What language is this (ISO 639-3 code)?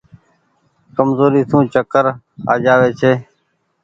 gig